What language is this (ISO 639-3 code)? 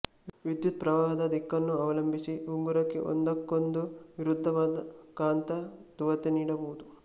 kan